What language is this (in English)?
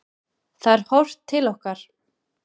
Icelandic